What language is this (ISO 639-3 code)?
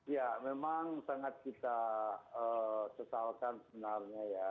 ind